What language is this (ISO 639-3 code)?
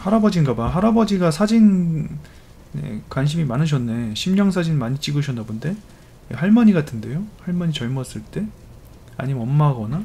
kor